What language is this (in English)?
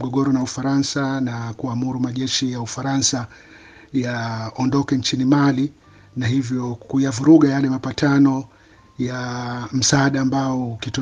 Swahili